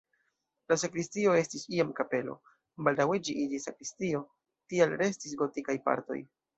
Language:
Esperanto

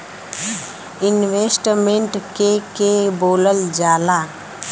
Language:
Bhojpuri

